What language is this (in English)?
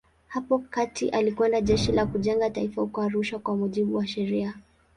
Swahili